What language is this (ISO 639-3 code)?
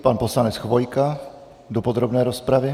ces